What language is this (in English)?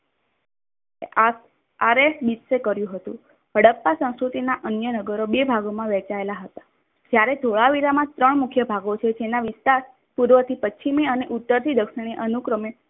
Gujarati